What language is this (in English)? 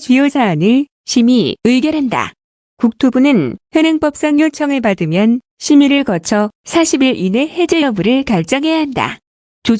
Korean